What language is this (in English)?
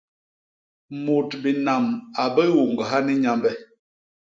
Basaa